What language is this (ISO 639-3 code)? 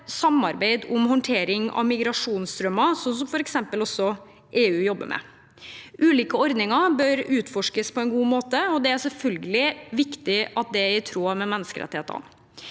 nor